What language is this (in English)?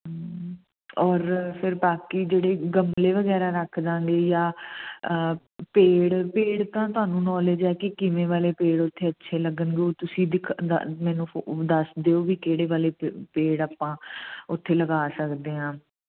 Punjabi